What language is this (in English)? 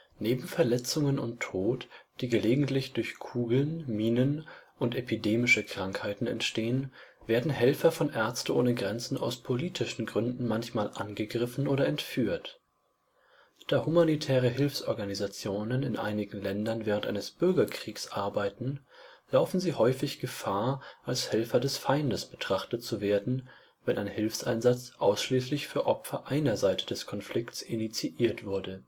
German